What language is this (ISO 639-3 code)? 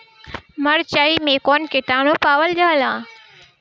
bho